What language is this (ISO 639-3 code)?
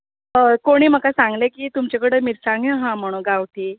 kok